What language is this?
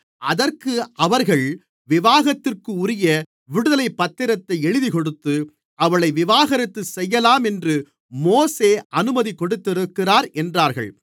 Tamil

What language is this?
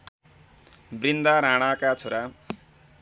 Nepali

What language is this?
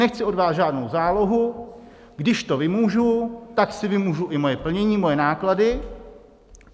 Czech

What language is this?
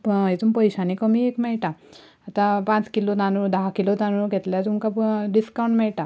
Konkani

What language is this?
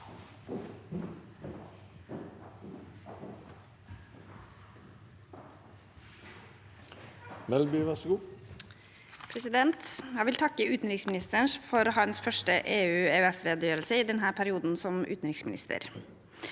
Norwegian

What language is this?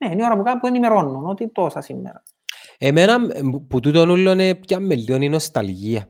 Greek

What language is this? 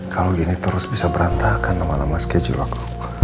Indonesian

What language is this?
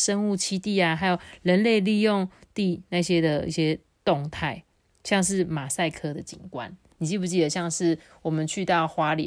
Chinese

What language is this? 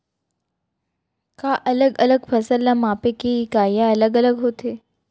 Chhattisgarhi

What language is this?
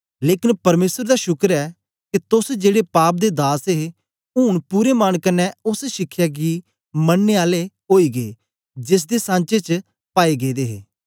Dogri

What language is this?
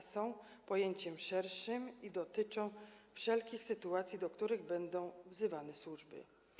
Polish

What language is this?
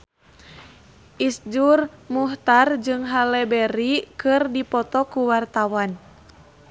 Sundanese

